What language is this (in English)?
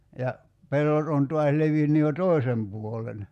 Finnish